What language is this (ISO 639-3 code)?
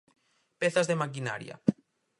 glg